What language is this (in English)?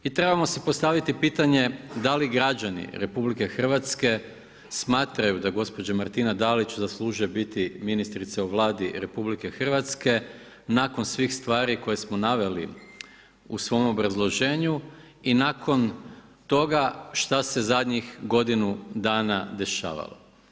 Croatian